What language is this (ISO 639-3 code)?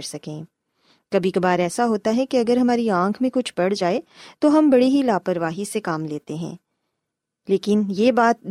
urd